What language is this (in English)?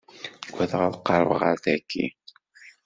Kabyle